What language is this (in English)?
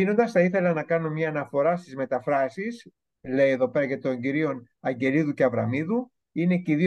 Greek